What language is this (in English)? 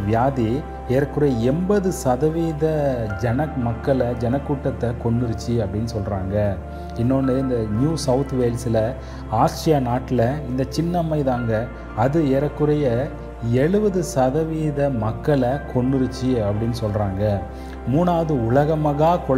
Tamil